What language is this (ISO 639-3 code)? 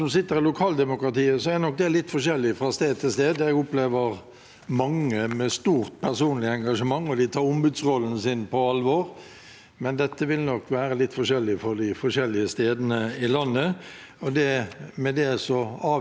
nor